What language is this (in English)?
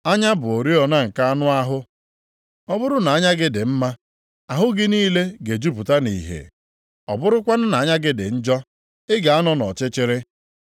Igbo